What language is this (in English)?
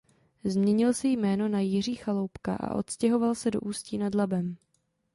Czech